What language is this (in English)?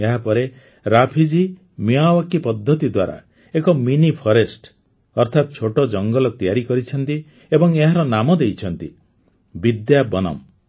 Odia